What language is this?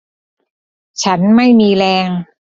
Thai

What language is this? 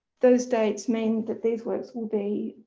English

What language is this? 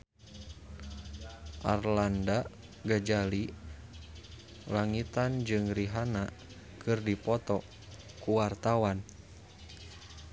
Sundanese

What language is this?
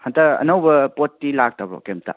Manipuri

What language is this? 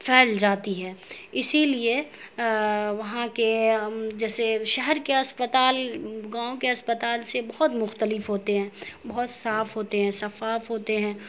Urdu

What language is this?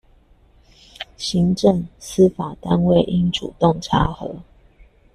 Chinese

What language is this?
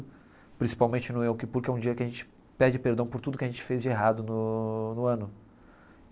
Portuguese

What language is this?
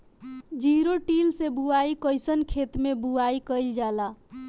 Bhojpuri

